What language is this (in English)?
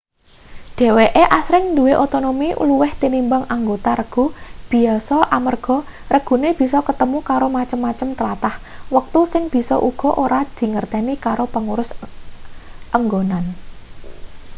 Javanese